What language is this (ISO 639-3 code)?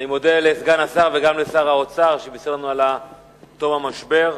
heb